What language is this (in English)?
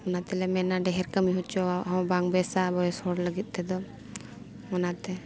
Santali